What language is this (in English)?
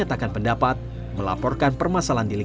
Indonesian